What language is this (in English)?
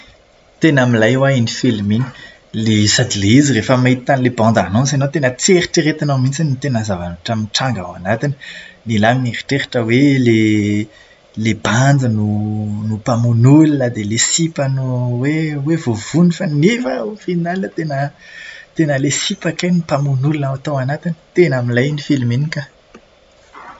Malagasy